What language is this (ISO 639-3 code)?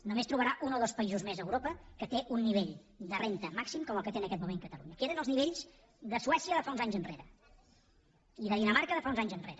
cat